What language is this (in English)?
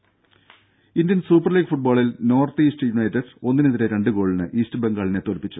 Malayalam